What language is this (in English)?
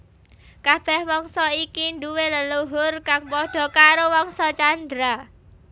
Javanese